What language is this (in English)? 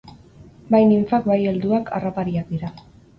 Basque